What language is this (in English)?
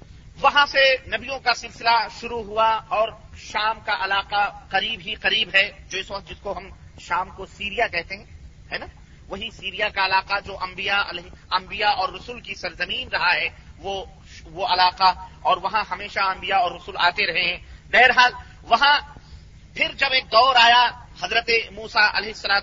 Urdu